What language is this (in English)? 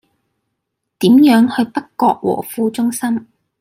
Cantonese